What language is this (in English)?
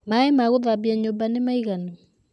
Kikuyu